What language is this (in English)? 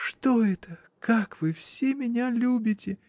Russian